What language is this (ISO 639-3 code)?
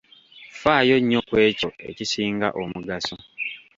lug